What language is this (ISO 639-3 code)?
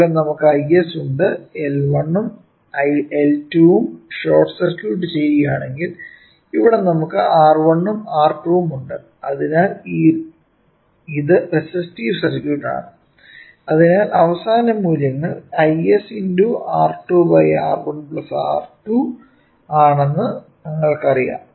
mal